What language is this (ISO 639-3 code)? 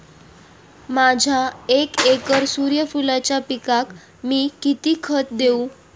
mar